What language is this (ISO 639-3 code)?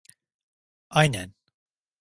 tur